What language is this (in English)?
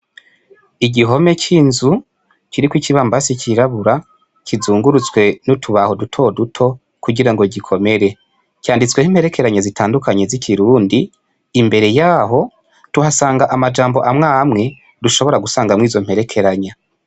Rundi